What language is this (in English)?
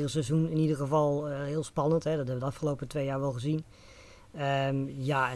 Dutch